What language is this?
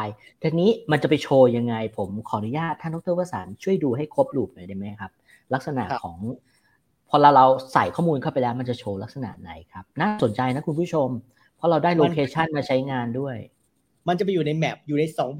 Thai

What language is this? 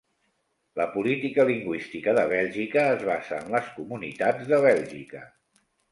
Catalan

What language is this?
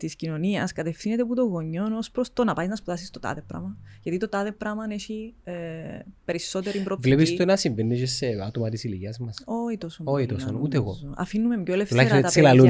Greek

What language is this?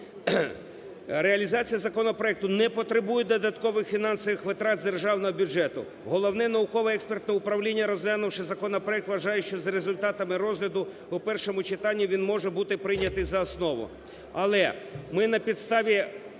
Ukrainian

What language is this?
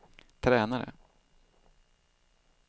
Swedish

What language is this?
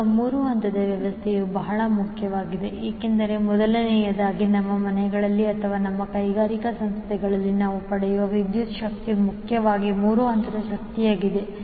Kannada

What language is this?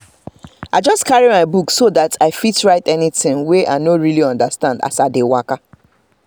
Nigerian Pidgin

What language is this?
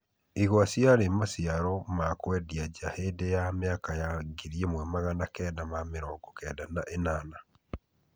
Kikuyu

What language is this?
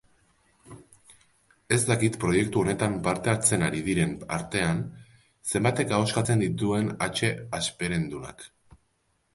Basque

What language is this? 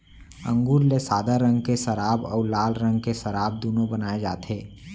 Chhattisgarhi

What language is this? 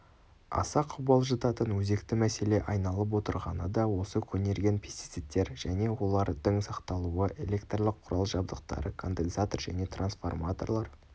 Kazakh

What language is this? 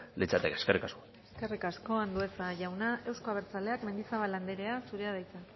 Basque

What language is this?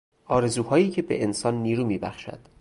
Persian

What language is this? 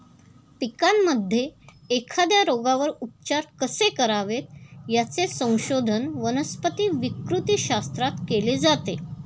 Marathi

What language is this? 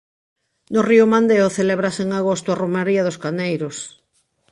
Galician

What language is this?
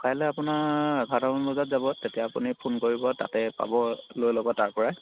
Assamese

